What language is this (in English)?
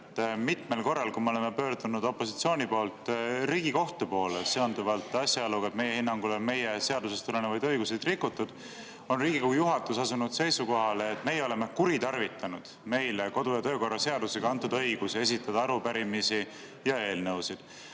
Estonian